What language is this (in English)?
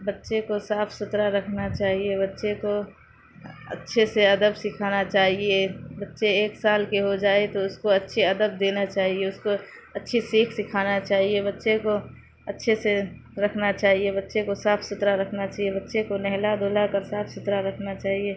Urdu